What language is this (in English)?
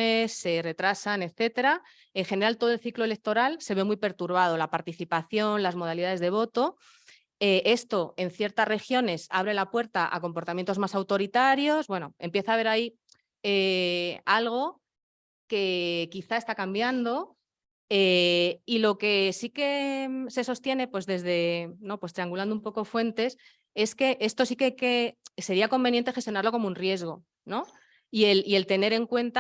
Spanish